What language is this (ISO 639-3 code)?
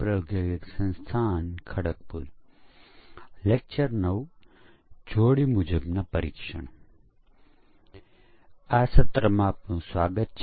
guj